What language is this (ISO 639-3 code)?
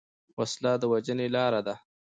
pus